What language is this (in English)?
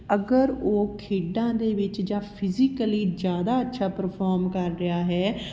Punjabi